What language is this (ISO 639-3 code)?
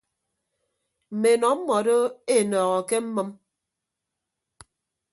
ibb